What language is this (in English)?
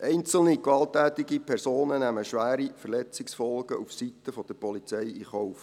Swiss German